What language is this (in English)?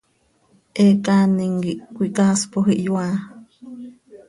Seri